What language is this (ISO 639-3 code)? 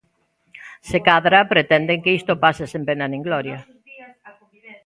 glg